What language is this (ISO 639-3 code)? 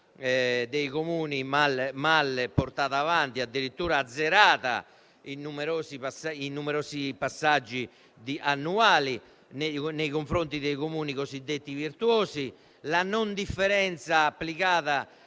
ita